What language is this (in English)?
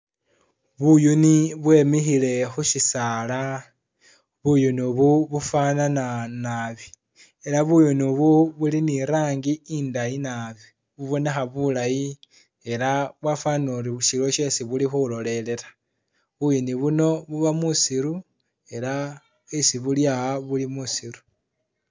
Masaaba